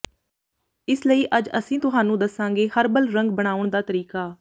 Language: Punjabi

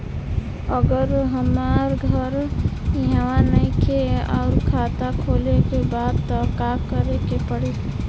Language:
Bhojpuri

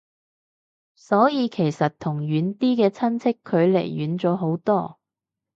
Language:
Cantonese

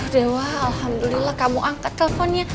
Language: Indonesian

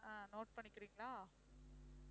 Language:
Tamil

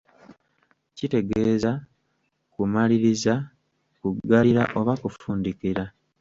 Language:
Ganda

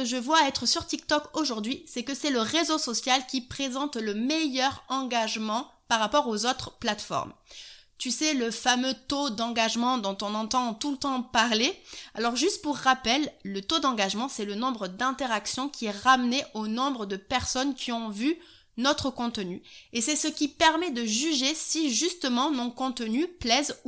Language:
French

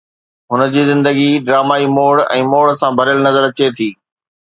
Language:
Sindhi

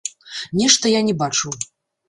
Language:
Belarusian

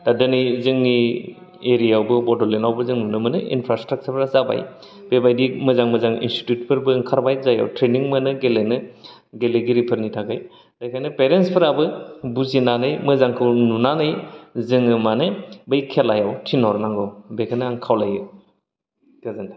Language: Bodo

